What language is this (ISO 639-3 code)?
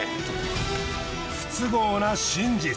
jpn